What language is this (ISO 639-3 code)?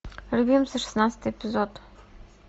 rus